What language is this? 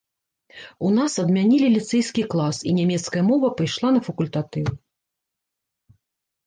Belarusian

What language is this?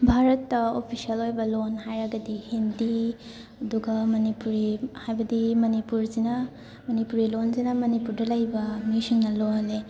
Manipuri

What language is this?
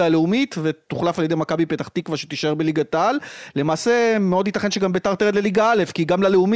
Hebrew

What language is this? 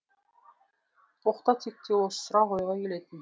Kazakh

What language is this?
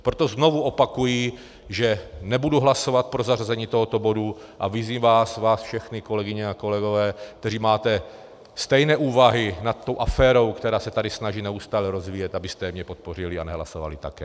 Czech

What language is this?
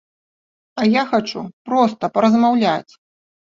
Belarusian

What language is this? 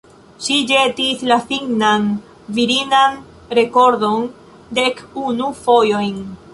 Esperanto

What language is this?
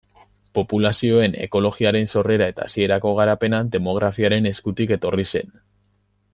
Basque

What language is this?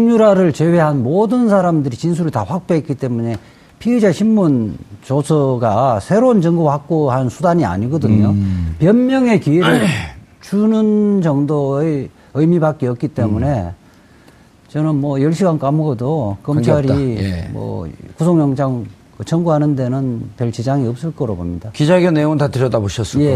Korean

